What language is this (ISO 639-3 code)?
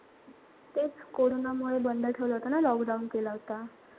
mar